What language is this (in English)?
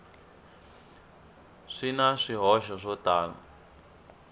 Tsonga